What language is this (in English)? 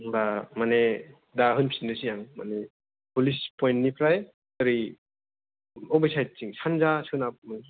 Bodo